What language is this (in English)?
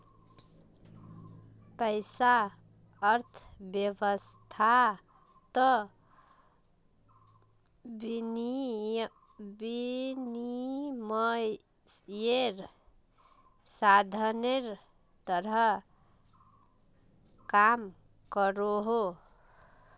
Magahi